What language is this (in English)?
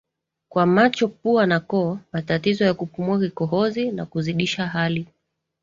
Swahili